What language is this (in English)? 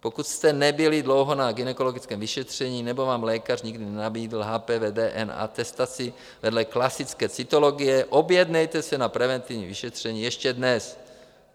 Czech